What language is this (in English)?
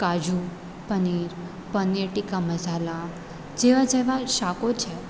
Gujarati